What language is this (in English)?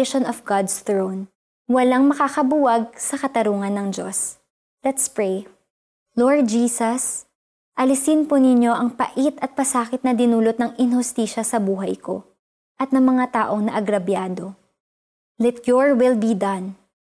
Filipino